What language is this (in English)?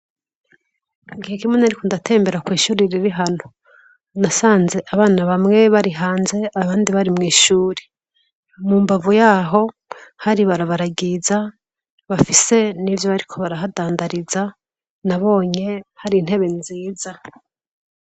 Rundi